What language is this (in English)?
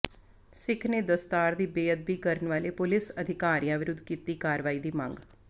Punjabi